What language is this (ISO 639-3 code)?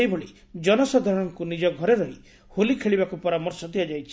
ori